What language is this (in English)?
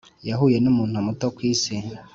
Kinyarwanda